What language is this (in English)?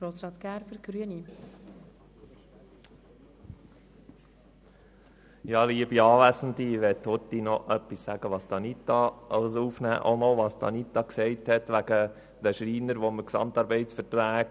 Swiss German